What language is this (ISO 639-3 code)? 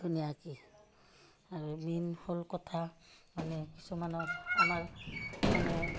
asm